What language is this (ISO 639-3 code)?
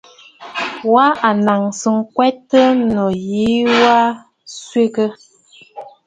bfd